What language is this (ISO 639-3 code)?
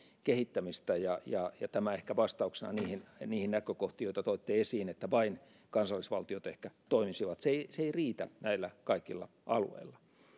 fin